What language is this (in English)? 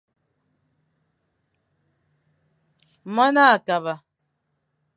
Fang